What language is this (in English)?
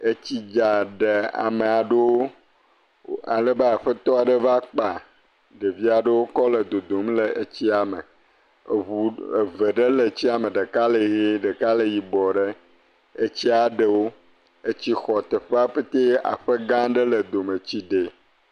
Ewe